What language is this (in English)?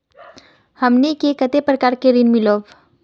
Magahi